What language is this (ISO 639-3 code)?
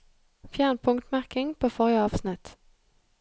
nor